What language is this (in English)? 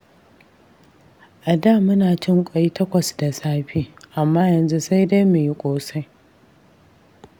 Hausa